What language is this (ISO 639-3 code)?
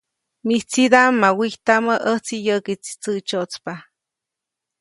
zoc